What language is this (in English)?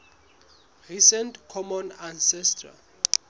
Southern Sotho